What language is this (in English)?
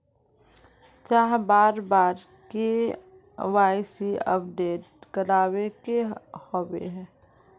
Magahi